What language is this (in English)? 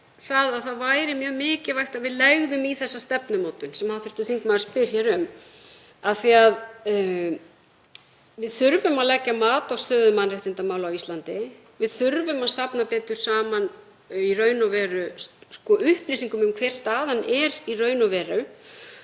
Icelandic